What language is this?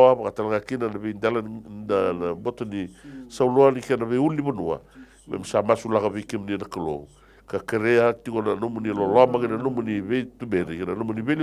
Italian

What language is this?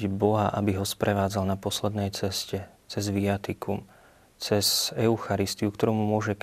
Slovak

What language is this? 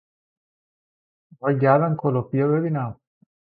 Persian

